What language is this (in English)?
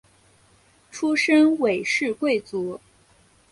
Chinese